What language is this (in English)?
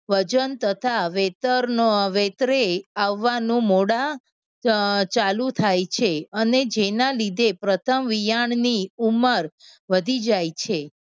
Gujarati